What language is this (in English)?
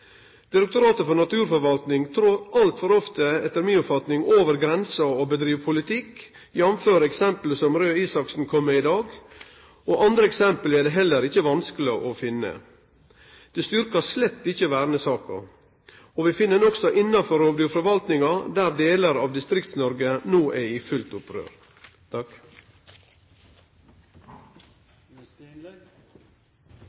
Norwegian Nynorsk